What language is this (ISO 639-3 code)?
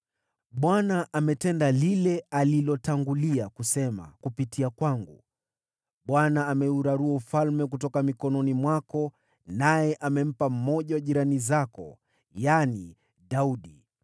swa